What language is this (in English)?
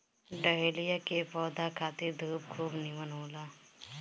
Bhojpuri